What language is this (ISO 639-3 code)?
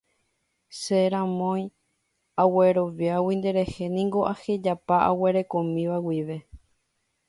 grn